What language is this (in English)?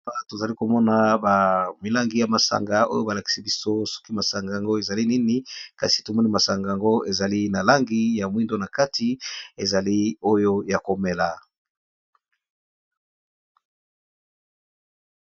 Lingala